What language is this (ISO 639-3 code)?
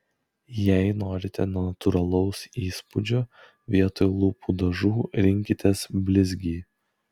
lit